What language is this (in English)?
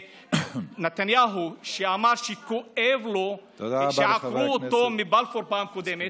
Hebrew